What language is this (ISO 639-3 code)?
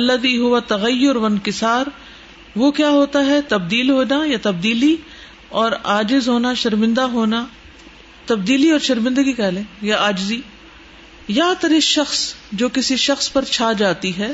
urd